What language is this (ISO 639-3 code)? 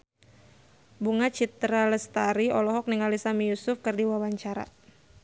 sun